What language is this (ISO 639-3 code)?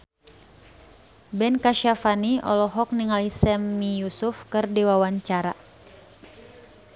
sun